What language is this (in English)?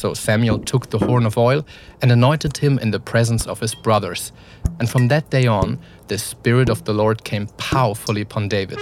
Dutch